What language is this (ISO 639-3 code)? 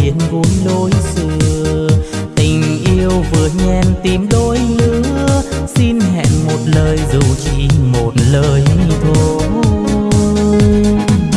vie